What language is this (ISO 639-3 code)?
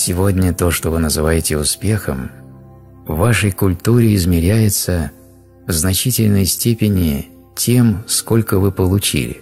rus